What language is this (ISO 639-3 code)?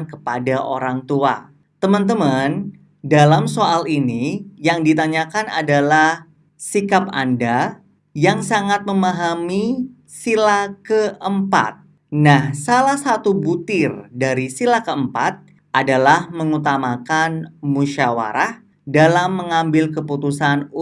ind